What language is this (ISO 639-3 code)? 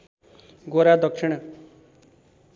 nep